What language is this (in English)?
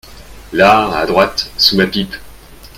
French